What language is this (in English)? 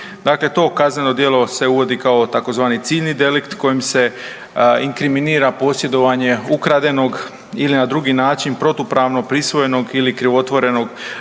Croatian